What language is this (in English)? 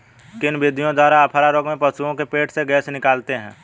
Hindi